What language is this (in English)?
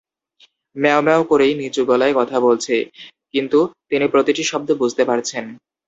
Bangla